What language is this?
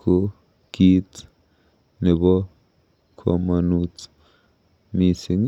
Kalenjin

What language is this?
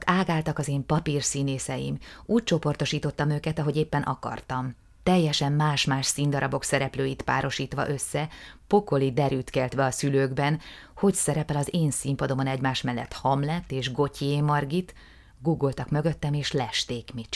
Hungarian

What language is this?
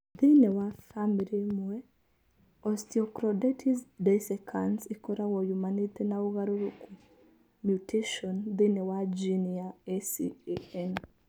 Kikuyu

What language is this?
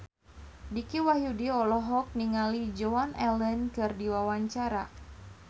Sundanese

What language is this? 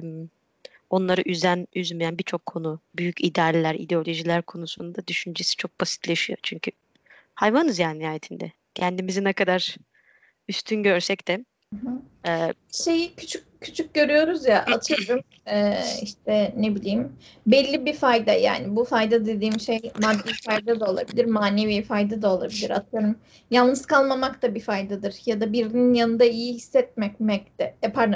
Turkish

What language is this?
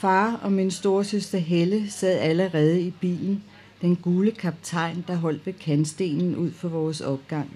Danish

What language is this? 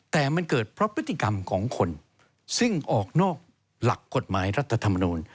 Thai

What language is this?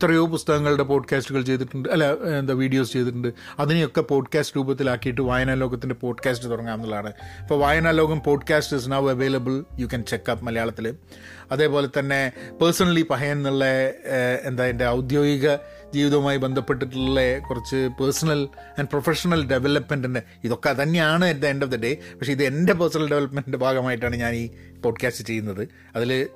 Malayalam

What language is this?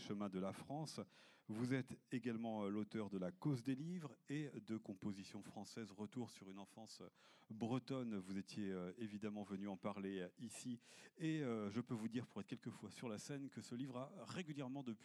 French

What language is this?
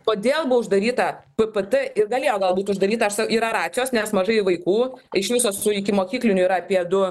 Lithuanian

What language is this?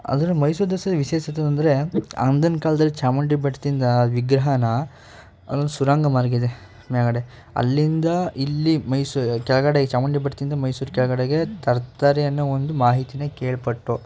Kannada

